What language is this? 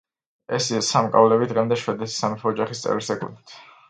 Georgian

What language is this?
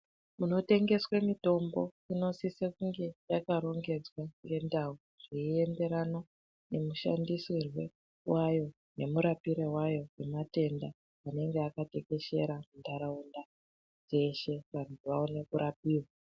Ndau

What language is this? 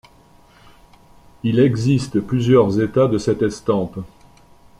French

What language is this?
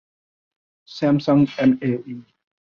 Urdu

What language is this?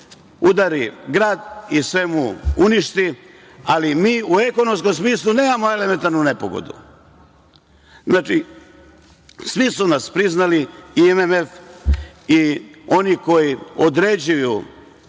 Serbian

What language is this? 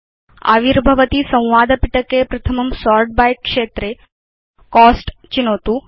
Sanskrit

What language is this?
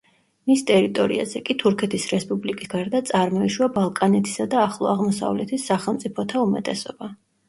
Georgian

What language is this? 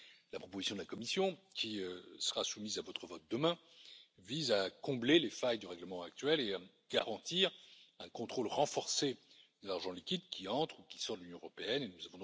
French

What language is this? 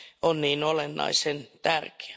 Finnish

